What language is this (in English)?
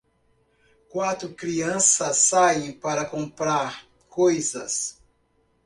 Portuguese